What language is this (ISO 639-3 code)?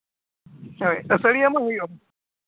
sat